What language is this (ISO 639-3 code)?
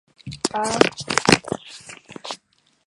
zho